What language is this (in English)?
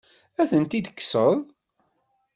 Kabyle